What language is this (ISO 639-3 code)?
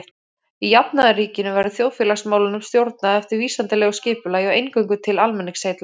isl